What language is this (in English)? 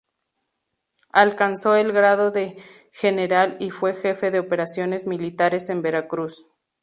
Spanish